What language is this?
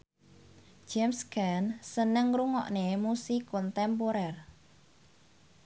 Javanese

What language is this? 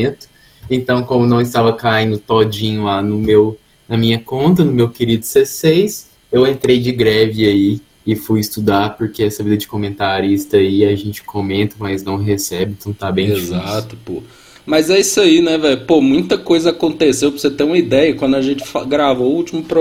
Portuguese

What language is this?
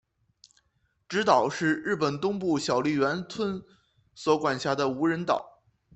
Chinese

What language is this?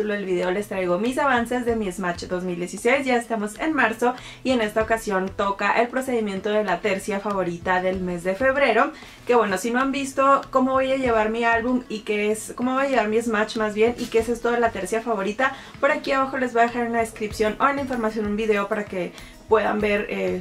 Spanish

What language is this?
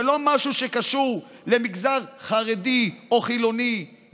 Hebrew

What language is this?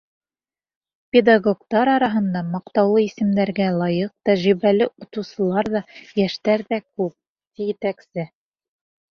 Bashkir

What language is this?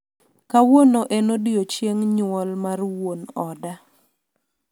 Luo (Kenya and Tanzania)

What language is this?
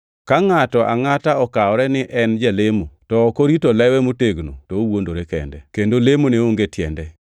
Luo (Kenya and Tanzania)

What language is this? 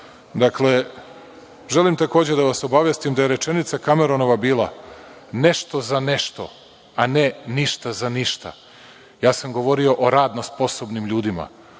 Serbian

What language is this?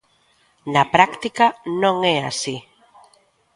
Galician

